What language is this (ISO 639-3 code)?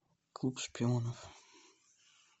rus